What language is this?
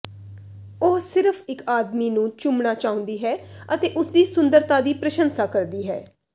Punjabi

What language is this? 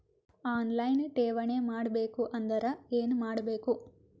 Kannada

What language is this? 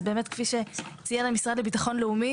Hebrew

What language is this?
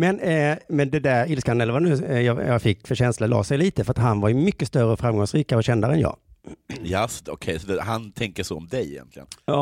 Swedish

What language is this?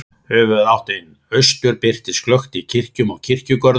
Icelandic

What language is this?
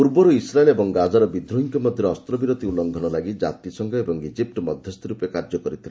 Odia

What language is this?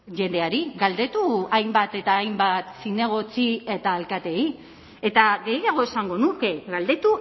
Basque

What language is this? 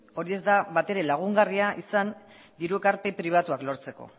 Basque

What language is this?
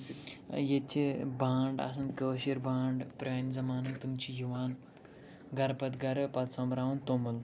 Kashmiri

